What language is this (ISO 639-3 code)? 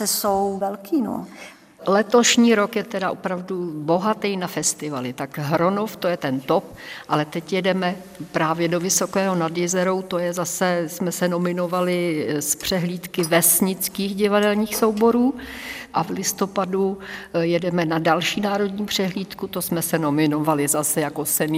ces